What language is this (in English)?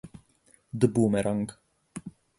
Italian